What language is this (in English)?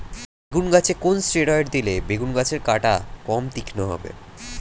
Bangla